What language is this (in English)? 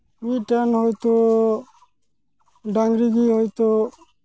Santali